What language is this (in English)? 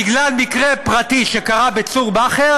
Hebrew